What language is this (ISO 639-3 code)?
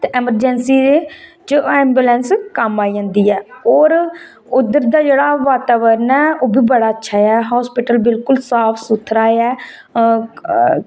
doi